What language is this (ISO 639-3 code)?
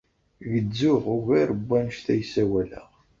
kab